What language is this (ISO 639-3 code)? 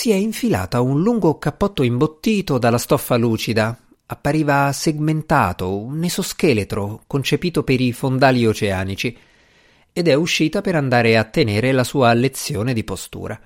ita